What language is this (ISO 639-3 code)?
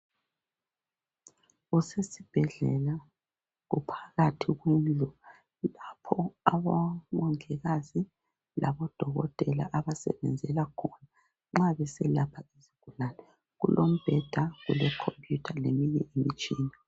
nde